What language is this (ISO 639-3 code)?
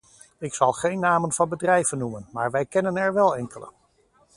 nld